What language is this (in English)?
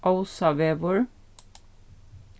Faroese